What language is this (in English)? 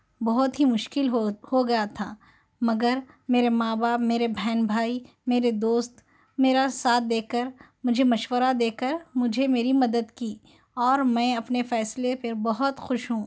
Urdu